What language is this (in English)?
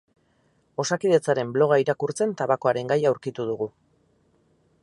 Basque